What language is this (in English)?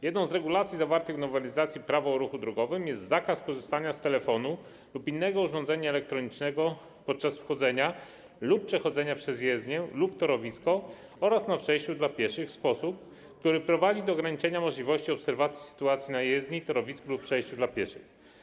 Polish